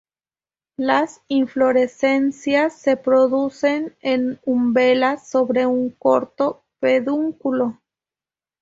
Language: Spanish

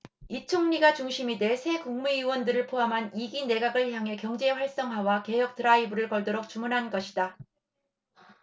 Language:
Korean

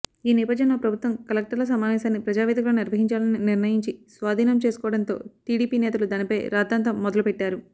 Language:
Telugu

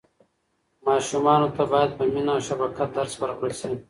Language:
Pashto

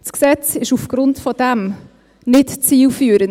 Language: Swiss German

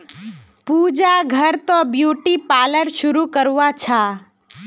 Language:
Magahi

